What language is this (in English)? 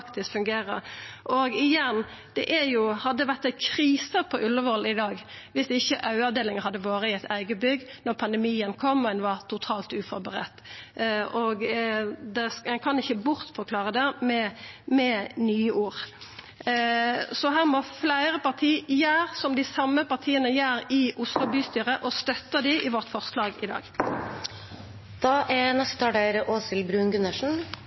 Norwegian Nynorsk